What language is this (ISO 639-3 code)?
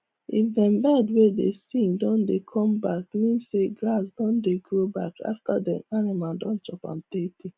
pcm